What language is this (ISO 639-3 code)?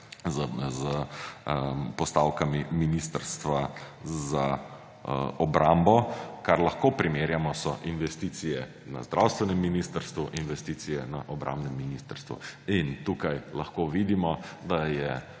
slv